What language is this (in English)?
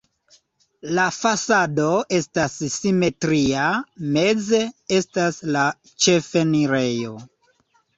Esperanto